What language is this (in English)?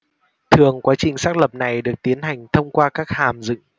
Vietnamese